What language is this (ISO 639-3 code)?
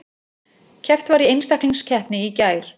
isl